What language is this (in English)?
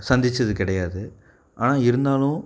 Tamil